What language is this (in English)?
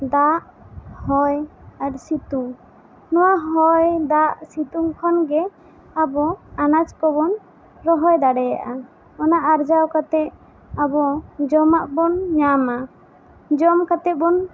Santali